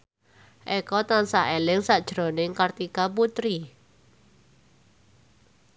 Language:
Javanese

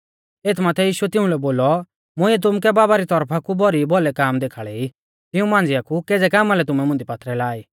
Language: Mahasu Pahari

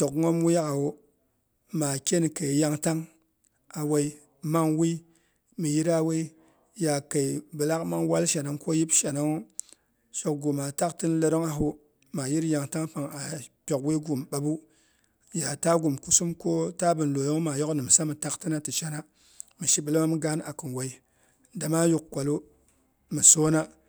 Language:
Boghom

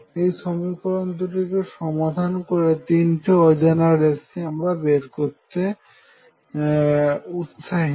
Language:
Bangla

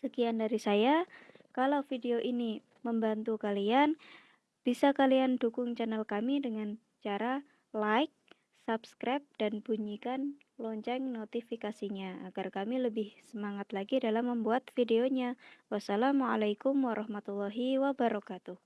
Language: Indonesian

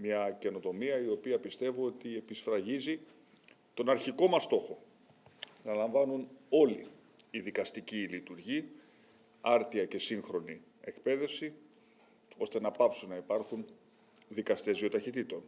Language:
Greek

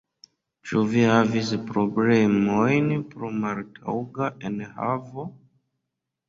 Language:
Esperanto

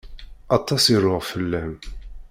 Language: Kabyle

